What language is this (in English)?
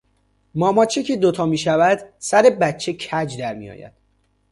Persian